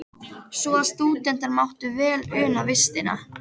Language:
Icelandic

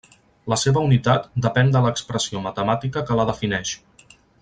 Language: Catalan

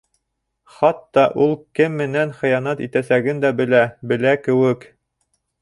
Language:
Bashkir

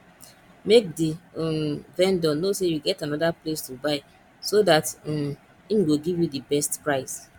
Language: Nigerian Pidgin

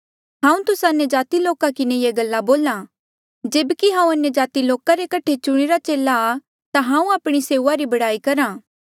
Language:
Mandeali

